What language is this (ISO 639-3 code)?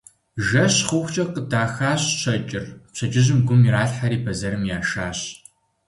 kbd